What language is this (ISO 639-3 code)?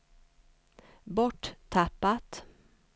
swe